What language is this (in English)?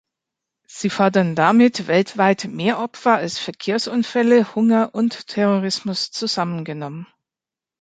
German